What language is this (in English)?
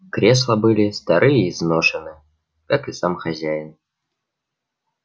Russian